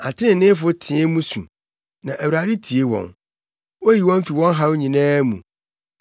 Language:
Akan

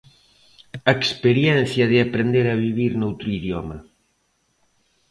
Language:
Galician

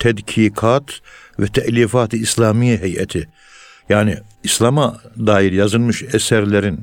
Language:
Turkish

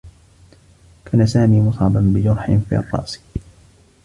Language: Arabic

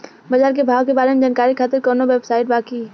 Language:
Bhojpuri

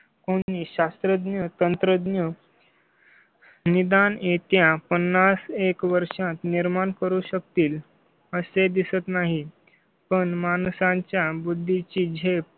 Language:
Marathi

